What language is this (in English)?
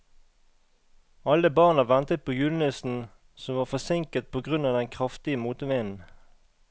Norwegian